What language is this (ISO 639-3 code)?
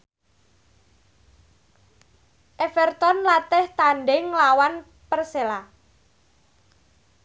jav